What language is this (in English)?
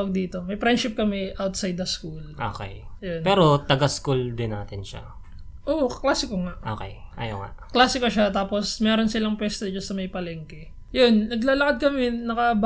Filipino